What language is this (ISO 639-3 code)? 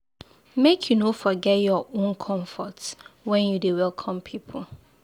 pcm